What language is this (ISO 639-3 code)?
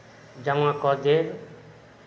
mai